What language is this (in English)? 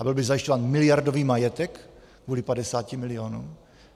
Czech